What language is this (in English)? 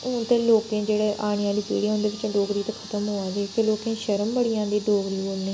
Dogri